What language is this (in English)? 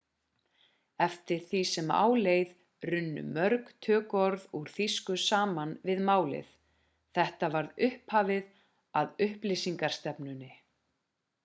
Icelandic